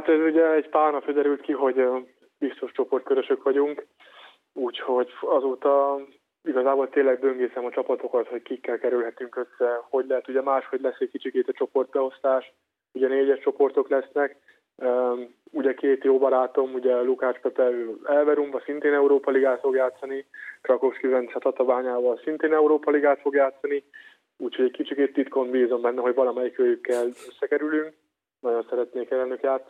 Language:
Hungarian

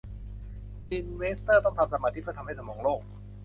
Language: Thai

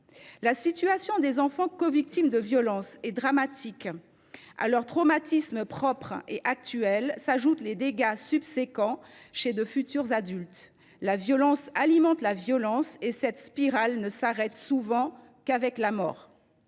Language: French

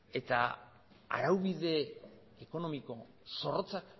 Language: Basque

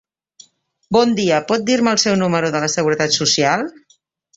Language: Catalan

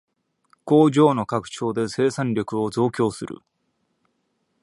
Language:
Japanese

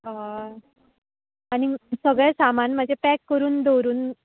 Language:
Konkani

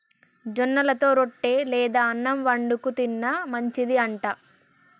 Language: Telugu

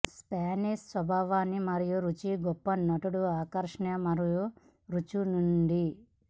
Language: Telugu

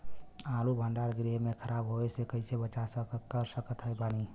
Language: Bhojpuri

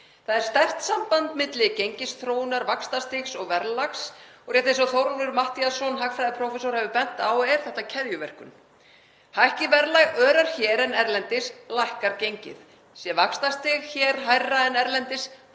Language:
Icelandic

